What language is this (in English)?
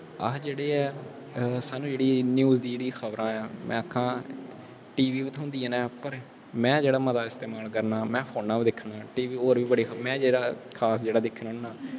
Dogri